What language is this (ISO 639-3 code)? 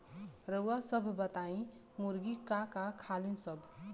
bho